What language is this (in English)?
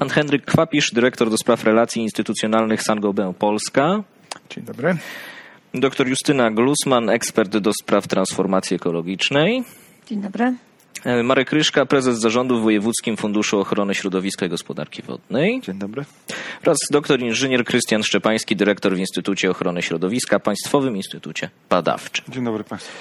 Polish